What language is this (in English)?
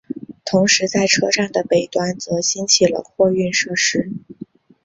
Chinese